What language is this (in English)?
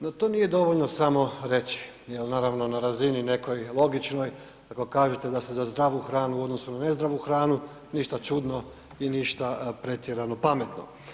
Croatian